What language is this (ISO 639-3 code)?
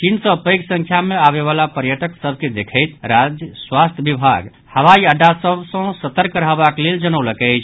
mai